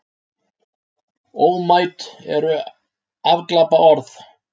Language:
Icelandic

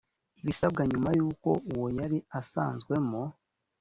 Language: Kinyarwanda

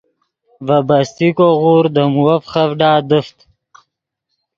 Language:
Yidgha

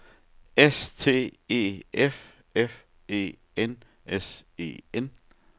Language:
Danish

